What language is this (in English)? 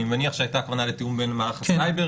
Hebrew